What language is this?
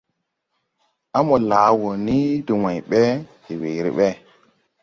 Tupuri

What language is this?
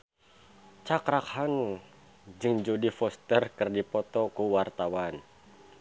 Sundanese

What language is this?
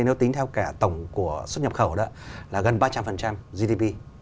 Vietnamese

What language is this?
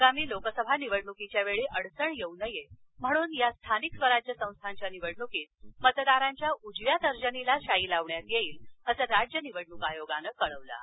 Marathi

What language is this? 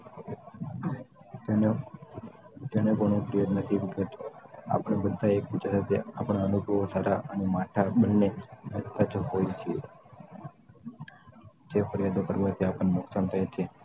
Gujarati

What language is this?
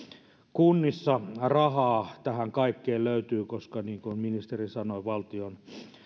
Finnish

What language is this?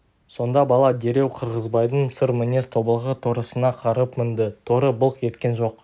Kazakh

